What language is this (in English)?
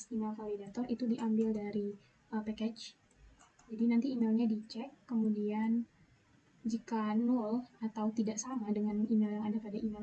Indonesian